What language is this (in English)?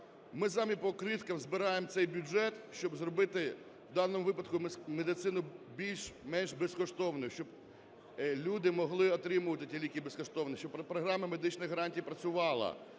Ukrainian